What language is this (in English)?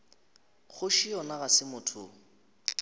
Northern Sotho